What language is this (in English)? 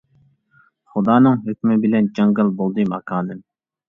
Uyghur